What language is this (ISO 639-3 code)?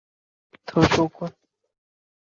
zho